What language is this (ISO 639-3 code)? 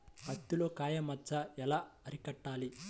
tel